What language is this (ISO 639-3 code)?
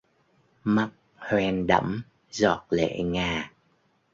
vie